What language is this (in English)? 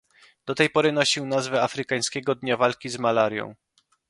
Polish